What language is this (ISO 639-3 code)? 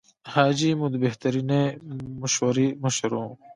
pus